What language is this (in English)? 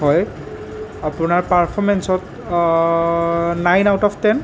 Assamese